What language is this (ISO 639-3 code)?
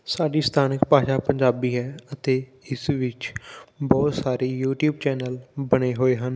pan